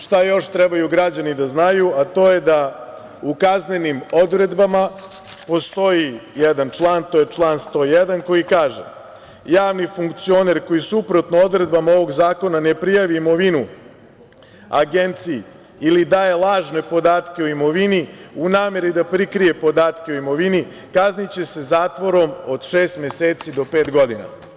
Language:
Serbian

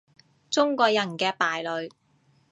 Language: Cantonese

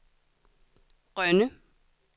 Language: Danish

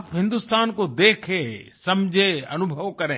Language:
Hindi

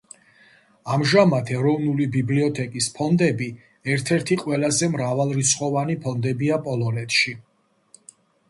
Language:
Georgian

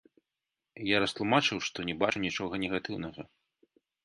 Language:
Belarusian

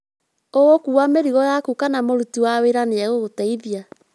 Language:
Kikuyu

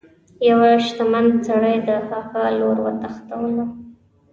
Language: Pashto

